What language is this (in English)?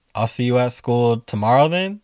English